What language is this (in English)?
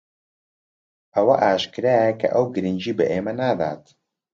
Central Kurdish